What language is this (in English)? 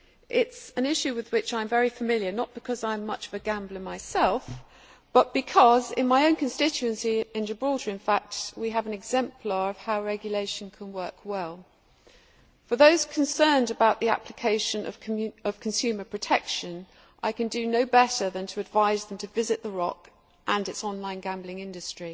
English